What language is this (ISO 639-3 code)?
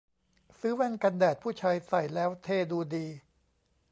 tha